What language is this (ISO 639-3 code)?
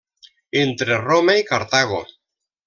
cat